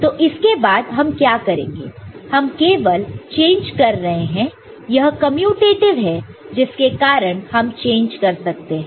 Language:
Hindi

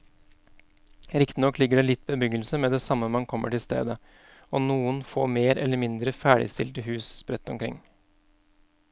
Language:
Norwegian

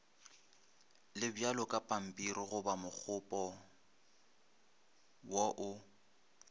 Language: Northern Sotho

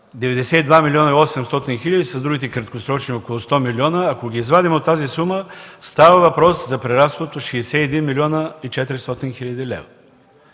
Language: Bulgarian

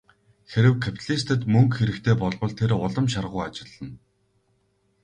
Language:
Mongolian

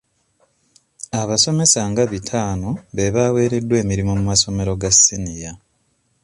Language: Ganda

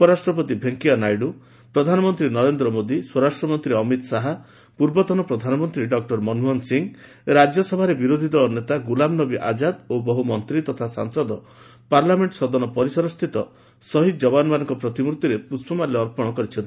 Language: Odia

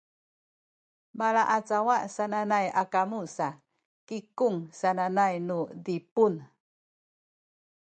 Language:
Sakizaya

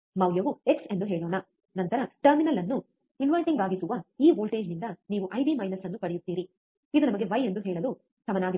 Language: Kannada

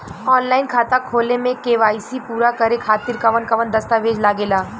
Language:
Bhojpuri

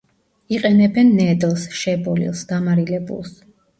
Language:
Georgian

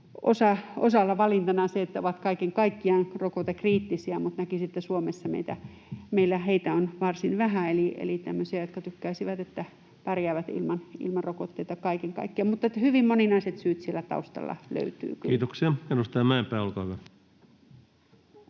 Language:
Finnish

